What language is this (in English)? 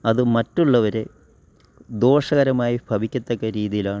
Malayalam